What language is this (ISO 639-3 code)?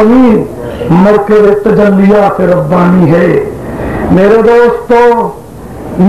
ara